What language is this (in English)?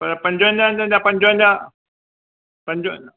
Sindhi